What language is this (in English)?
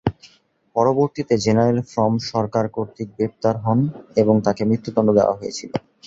Bangla